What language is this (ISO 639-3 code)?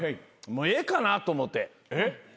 jpn